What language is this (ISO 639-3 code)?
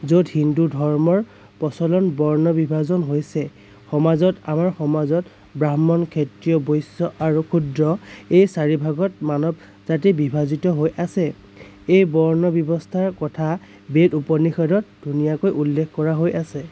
asm